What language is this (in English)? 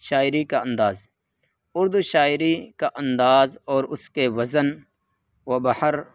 Urdu